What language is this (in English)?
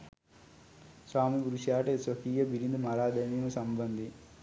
Sinhala